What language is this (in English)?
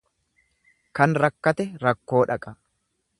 Oromo